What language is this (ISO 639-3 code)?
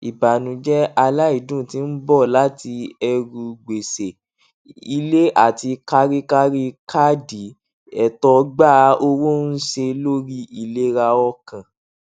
yor